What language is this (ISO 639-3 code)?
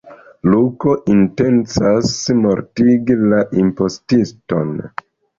epo